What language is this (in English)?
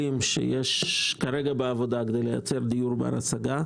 Hebrew